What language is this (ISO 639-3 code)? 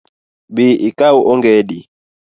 luo